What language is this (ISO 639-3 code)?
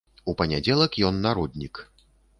bel